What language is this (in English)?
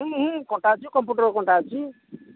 Odia